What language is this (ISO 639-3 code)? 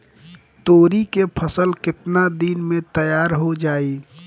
bho